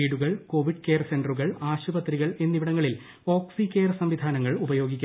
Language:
Malayalam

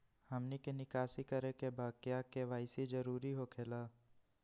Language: Magahi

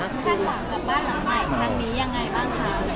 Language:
Thai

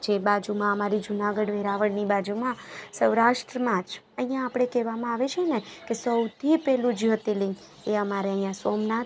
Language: Gujarati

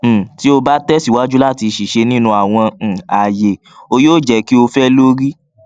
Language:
Yoruba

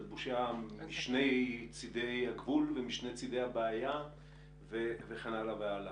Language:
Hebrew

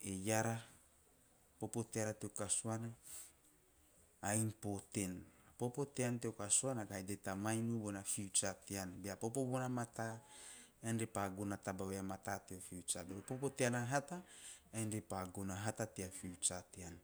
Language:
Teop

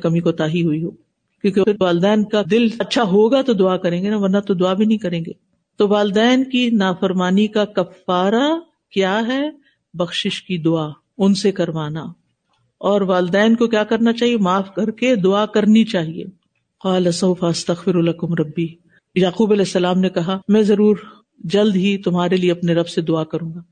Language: Urdu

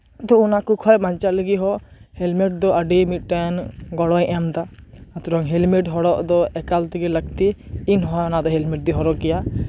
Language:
Santali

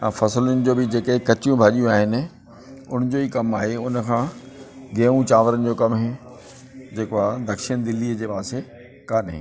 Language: Sindhi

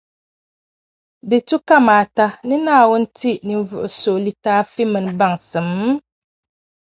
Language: Dagbani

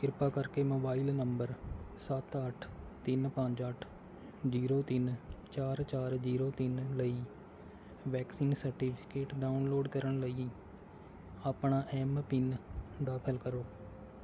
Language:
Punjabi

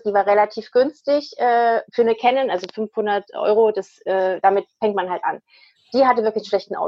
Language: German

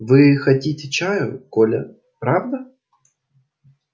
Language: Russian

